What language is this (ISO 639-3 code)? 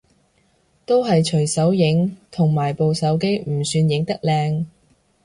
yue